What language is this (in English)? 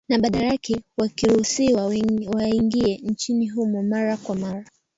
Swahili